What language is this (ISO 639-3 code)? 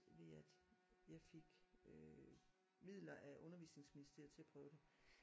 dan